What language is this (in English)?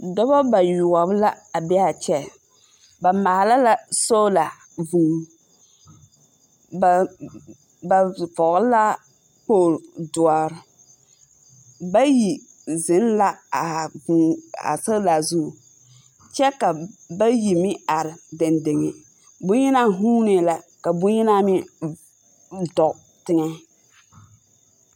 Southern Dagaare